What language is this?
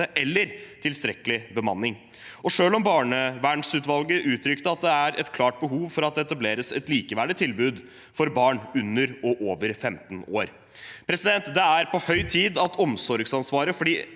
Norwegian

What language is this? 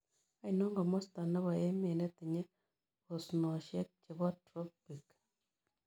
Kalenjin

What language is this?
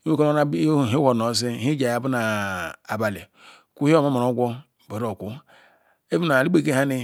Ikwere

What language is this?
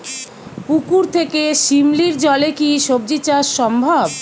Bangla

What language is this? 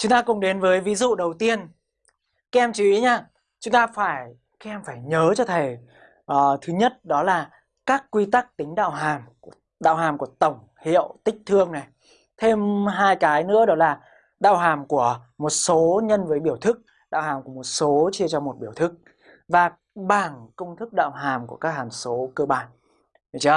Vietnamese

